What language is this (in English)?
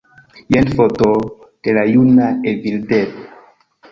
Esperanto